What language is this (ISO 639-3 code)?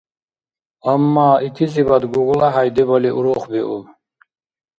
dar